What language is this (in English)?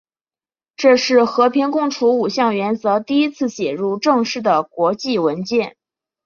Chinese